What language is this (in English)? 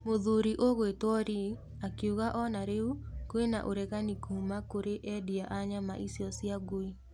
Kikuyu